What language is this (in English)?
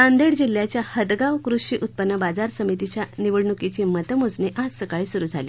Marathi